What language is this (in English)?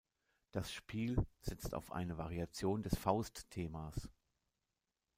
German